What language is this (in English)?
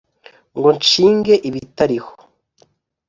Kinyarwanda